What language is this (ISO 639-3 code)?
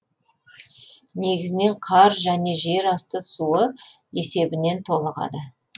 kaz